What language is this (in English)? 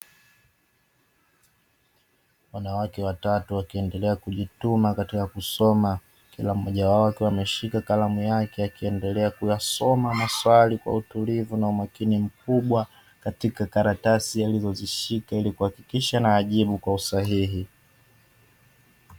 Swahili